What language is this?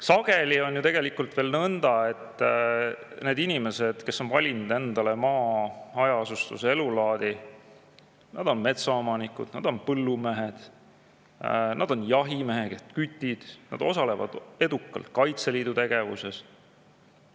Estonian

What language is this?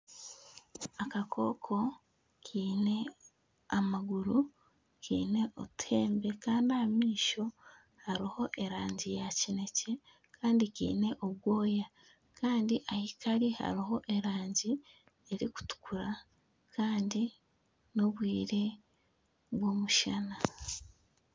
Nyankole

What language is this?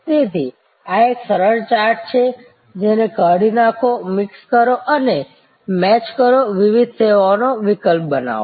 Gujarati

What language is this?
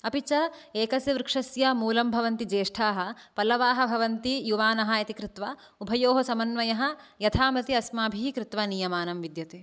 Sanskrit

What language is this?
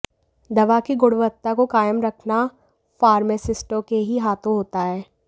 Hindi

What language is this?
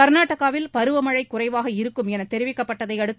Tamil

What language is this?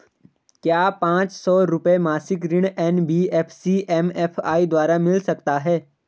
Hindi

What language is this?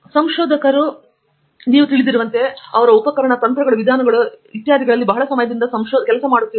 Kannada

